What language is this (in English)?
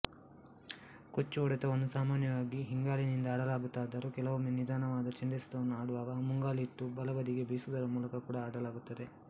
Kannada